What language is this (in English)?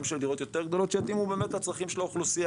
Hebrew